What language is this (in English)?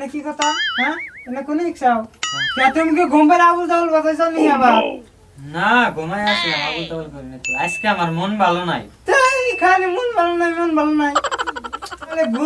Bangla